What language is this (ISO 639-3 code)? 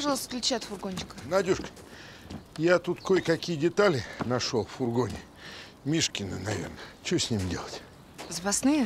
rus